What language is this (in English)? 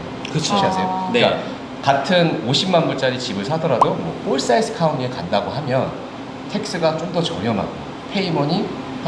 Korean